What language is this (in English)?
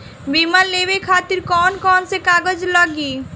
Bhojpuri